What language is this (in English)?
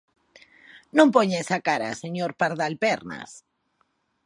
Galician